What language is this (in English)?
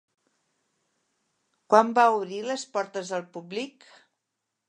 Catalan